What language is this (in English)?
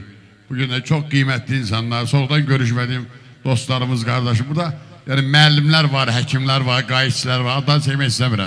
Turkish